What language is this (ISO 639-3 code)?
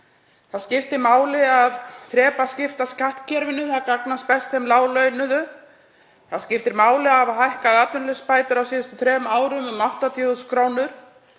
isl